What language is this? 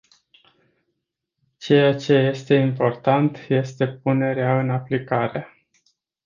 Romanian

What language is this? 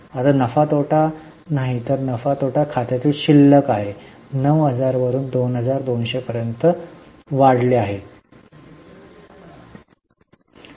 Marathi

